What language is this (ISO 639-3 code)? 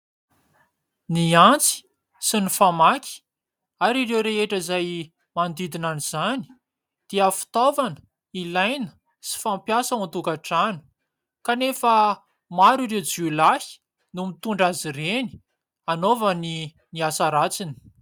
mlg